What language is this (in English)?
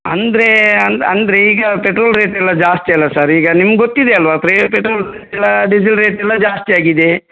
Kannada